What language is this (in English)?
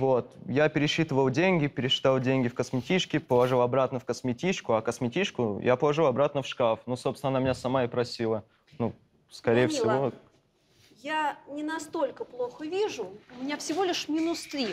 Russian